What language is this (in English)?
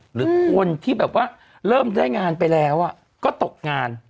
Thai